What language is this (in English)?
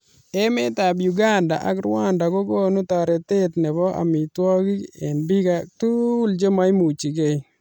Kalenjin